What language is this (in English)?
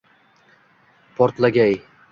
Uzbek